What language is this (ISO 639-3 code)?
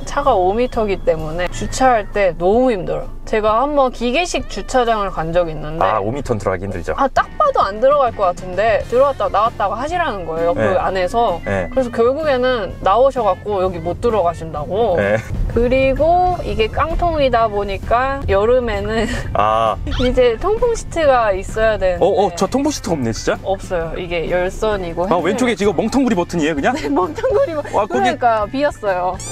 kor